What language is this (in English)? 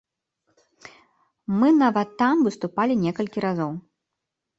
Belarusian